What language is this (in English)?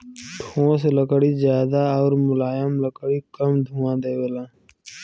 Bhojpuri